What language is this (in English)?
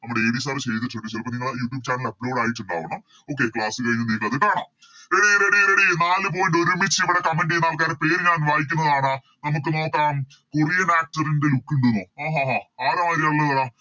Malayalam